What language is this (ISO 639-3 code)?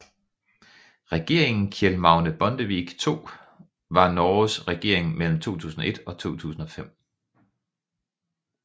dan